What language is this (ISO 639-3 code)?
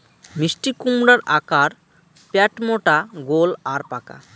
ben